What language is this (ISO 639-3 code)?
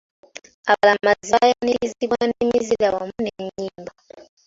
lug